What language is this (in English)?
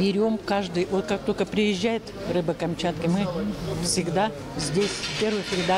Russian